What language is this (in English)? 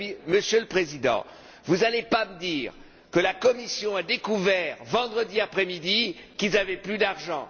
French